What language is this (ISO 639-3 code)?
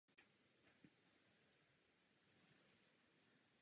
ces